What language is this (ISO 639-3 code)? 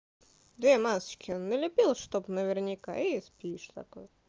rus